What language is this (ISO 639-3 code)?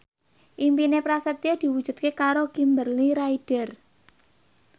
jav